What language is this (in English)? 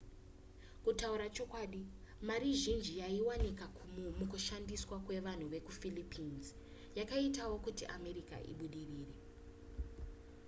Shona